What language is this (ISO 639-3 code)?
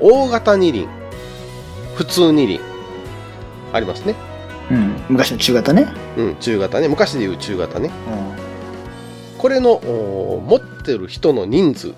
jpn